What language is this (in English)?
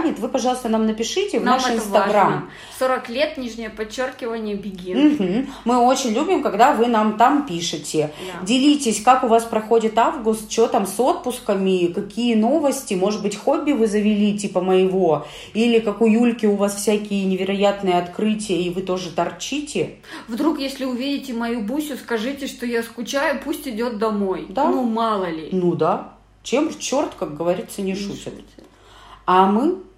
Russian